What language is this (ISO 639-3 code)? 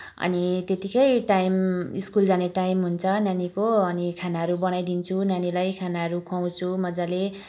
nep